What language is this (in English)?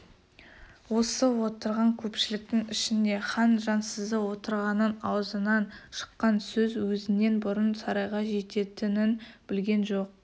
Kazakh